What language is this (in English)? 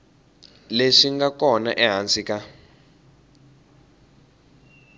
Tsonga